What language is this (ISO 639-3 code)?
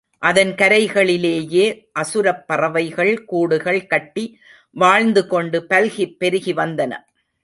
tam